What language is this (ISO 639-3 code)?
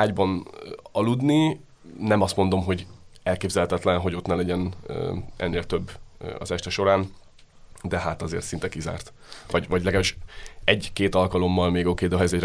hun